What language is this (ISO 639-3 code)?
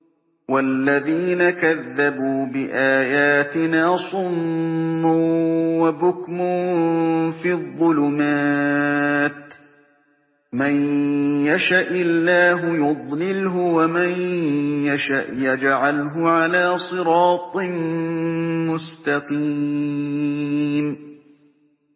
ara